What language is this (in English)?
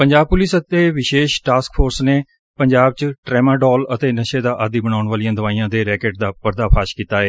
Punjabi